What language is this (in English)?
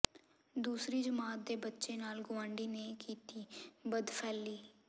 Punjabi